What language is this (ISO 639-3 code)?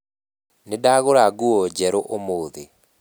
kik